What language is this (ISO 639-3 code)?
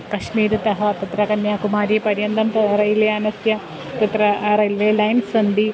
san